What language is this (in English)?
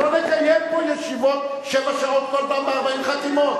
Hebrew